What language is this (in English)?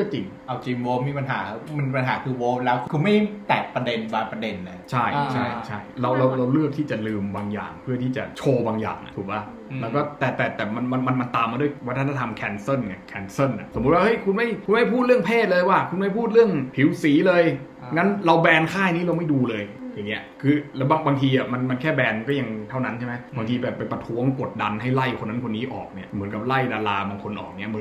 Thai